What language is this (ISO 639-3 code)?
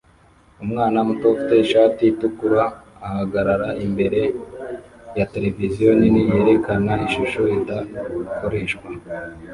kin